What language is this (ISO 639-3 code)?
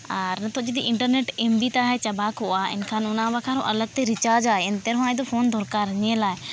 sat